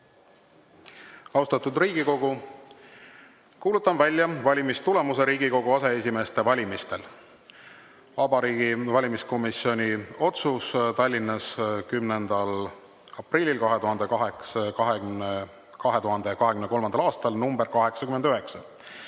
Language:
Estonian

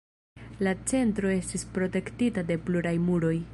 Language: Esperanto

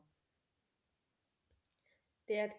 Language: Punjabi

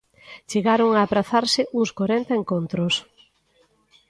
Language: Galician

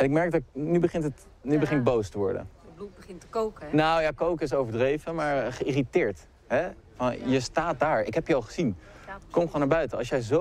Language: Dutch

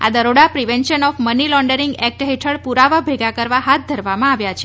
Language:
Gujarati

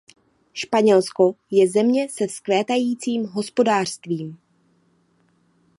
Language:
Czech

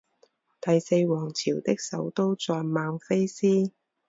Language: Chinese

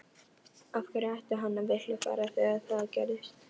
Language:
Icelandic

